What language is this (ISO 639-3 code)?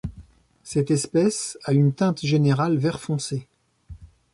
fra